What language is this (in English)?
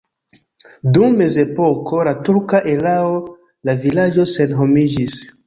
Esperanto